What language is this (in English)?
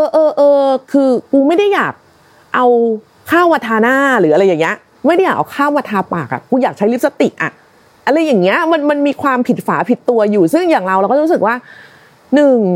Thai